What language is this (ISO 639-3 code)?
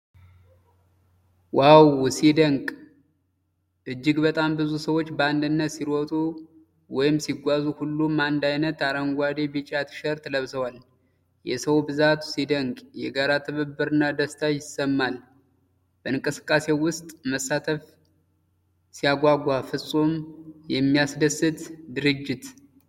amh